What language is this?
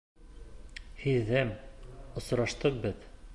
Bashkir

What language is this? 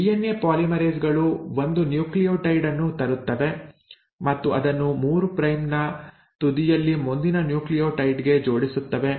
Kannada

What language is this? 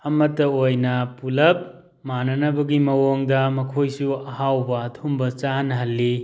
Manipuri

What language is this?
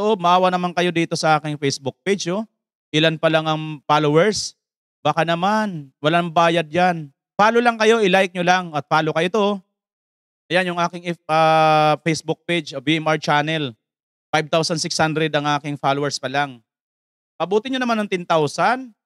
Filipino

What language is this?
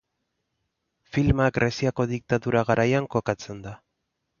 Basque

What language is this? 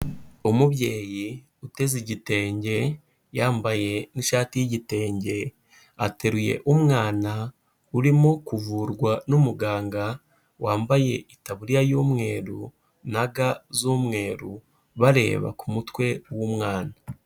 Kinyarwanda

